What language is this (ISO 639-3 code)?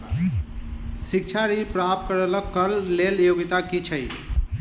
mai